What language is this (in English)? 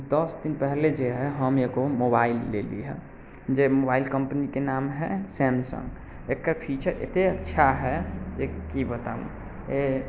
Maithili